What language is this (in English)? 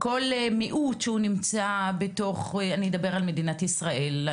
Hebrew